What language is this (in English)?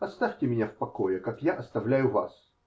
Russian